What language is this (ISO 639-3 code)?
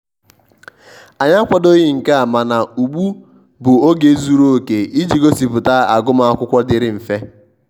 ibo